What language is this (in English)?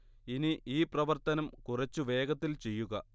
Malayalam